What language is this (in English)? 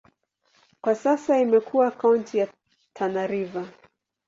Swahili